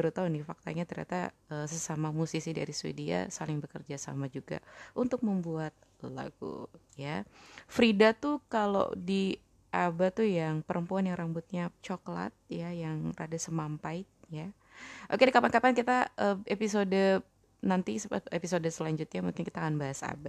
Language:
Indonesian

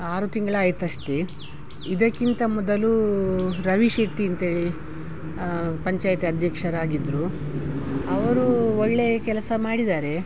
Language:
Kannada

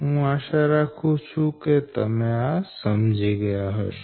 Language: Gujarati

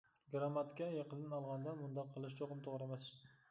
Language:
Uyghur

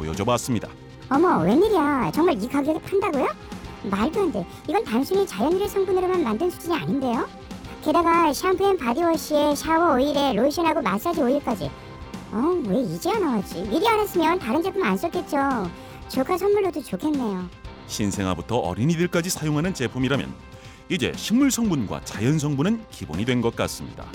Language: Korean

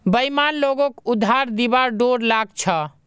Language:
Magahi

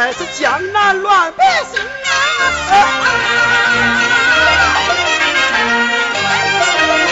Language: Chinese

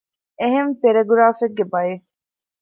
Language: Divehi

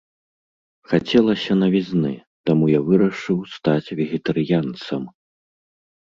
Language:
Belarusian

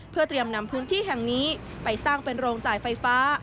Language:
Thai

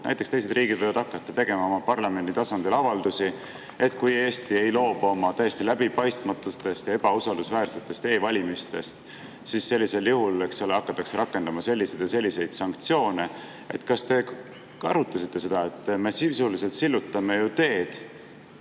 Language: Estonian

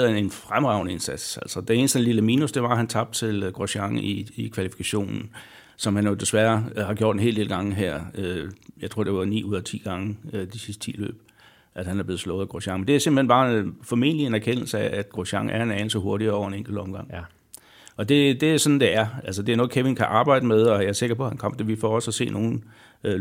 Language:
Danish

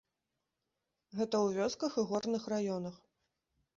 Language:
Belarusian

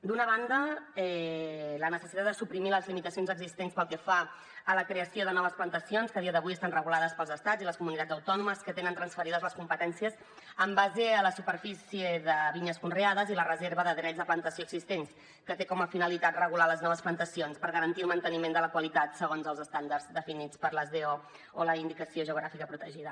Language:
Catalan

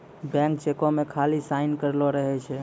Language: Maithili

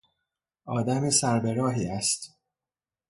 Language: Persian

